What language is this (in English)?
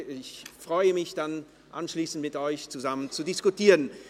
Swiss German